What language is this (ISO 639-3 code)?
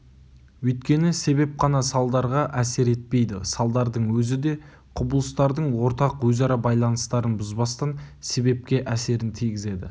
kaz